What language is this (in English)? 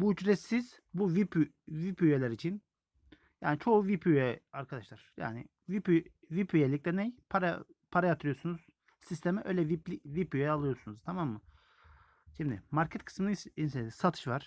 Turkish